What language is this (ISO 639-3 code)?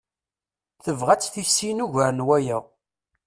kab